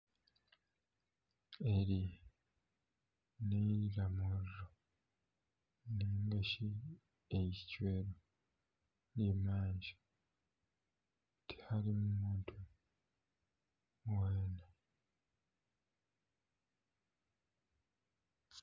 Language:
Nyankole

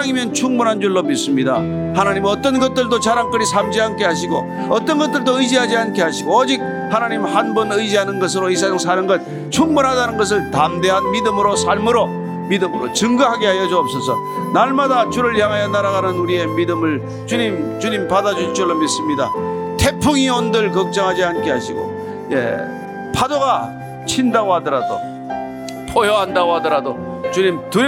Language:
Korean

